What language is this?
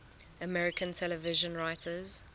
English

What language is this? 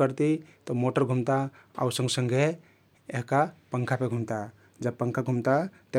Kathoriya Tharu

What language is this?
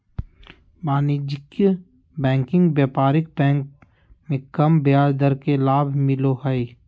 Magahi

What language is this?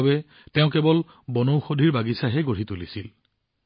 Assamese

